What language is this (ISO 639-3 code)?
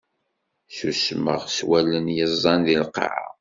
kab